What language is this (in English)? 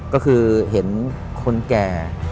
Thai